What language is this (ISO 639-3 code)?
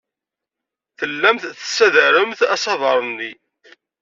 kab